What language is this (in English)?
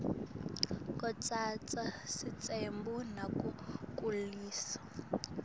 Swati